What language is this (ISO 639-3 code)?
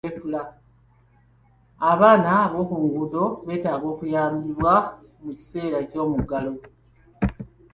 lug